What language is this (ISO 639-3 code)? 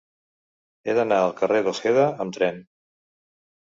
cat